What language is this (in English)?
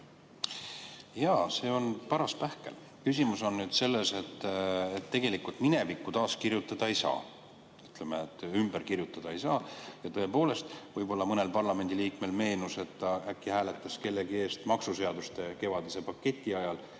Estonian